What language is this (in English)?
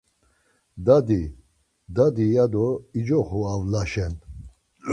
Laz